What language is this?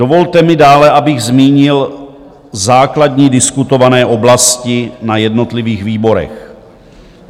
Czech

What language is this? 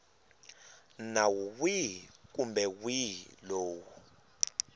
Tsonga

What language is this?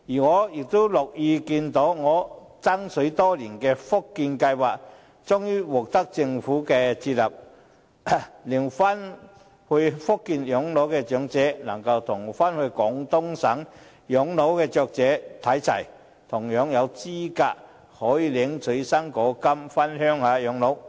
Cantonese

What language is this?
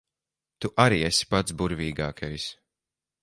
Latvian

